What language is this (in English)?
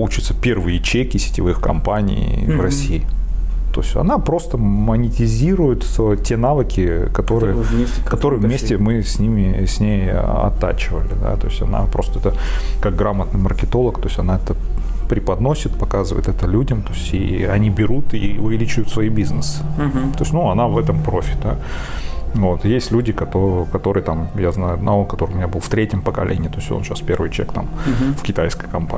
Russian